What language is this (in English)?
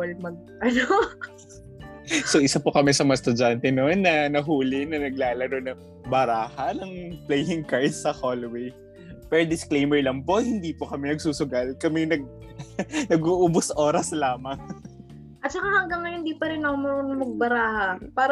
Filipino